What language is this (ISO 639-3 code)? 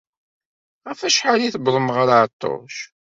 kab